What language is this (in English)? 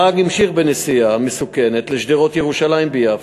Hebrew